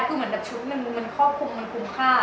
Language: Thai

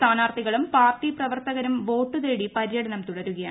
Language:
Malayalam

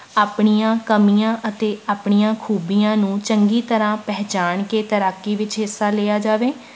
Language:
Punjabi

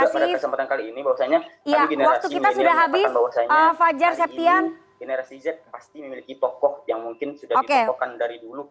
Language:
Indonesian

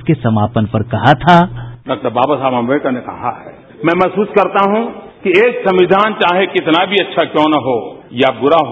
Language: Hindi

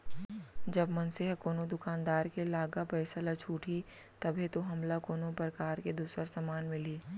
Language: Chhattisgarhi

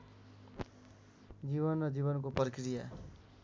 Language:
Nepali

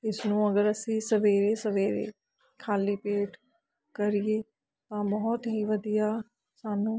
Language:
Punjabi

